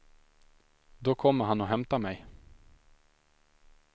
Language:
Swedish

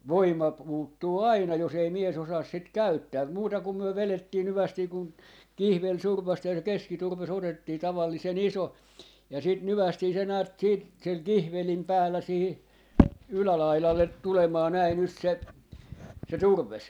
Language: Finnish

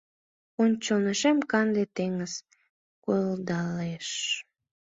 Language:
Mari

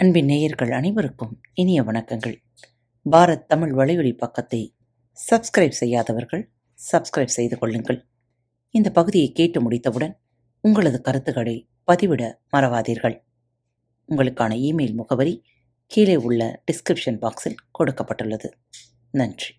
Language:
Tamil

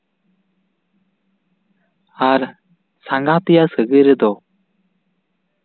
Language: Santali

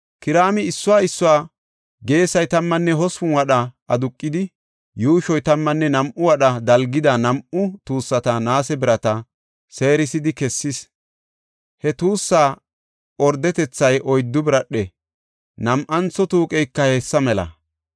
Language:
Gofa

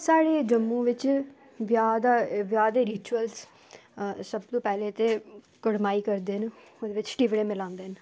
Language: Dogri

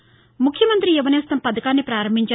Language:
Telugu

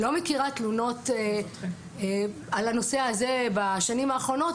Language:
Hebrew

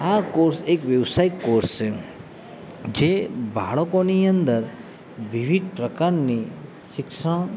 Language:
Gujarati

